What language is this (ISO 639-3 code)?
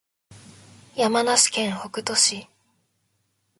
jpn